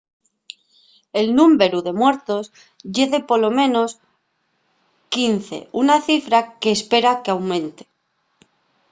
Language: Asturian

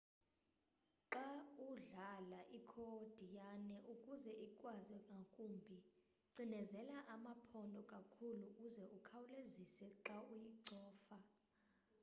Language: Xhosa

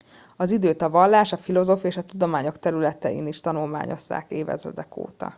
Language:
Hungarian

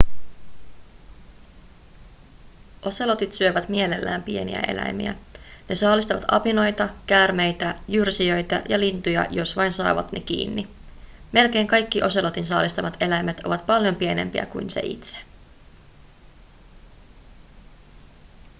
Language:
Finnish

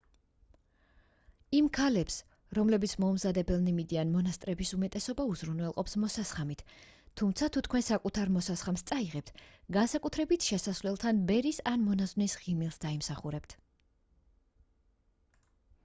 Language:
Georgian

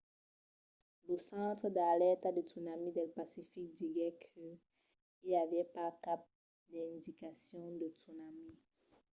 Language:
Occitan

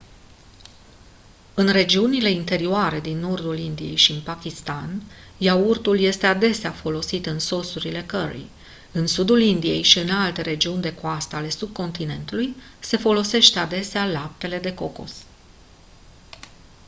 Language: Romanian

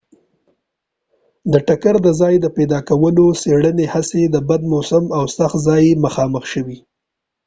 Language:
Pashto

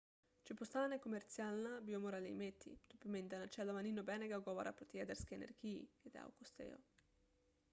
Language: Slovenian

